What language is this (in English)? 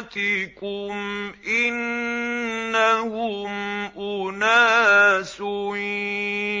Arabic